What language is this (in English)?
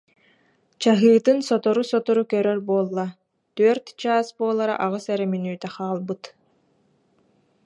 Yakut